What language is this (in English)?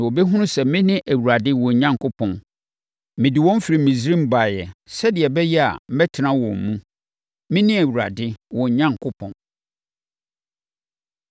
Akan